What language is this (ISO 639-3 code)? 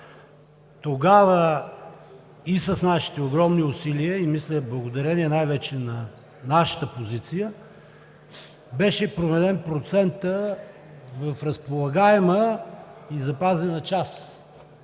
bul